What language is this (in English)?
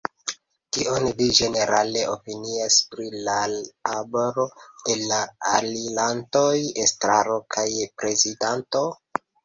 Esperanto